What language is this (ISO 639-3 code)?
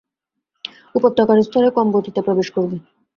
ben